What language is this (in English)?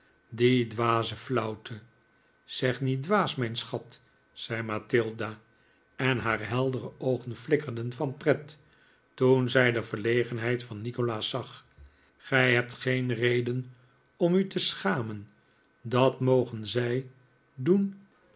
Dutch